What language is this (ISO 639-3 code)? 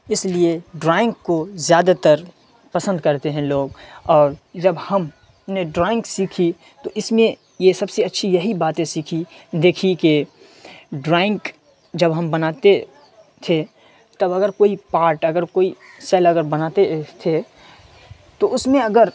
urd